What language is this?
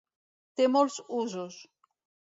Catalan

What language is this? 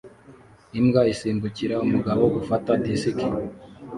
Kinyarwanda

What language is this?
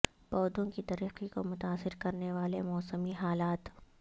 Urdu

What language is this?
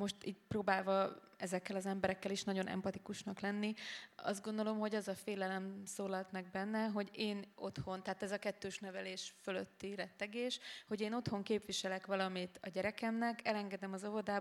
Hungarian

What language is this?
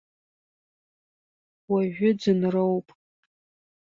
Abkhazian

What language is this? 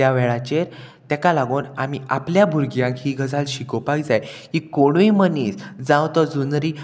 Konkani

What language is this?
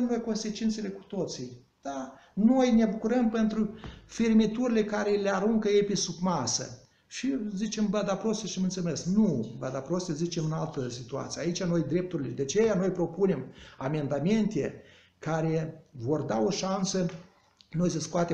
Romanian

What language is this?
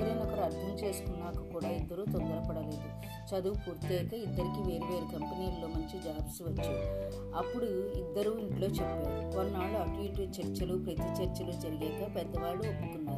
Telugu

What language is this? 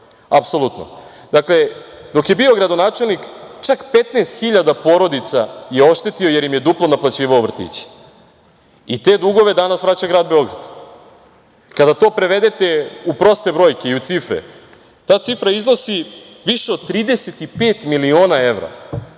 Serbian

